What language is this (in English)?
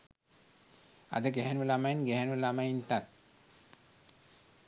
Sinhala